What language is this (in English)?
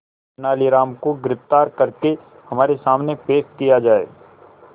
Hindi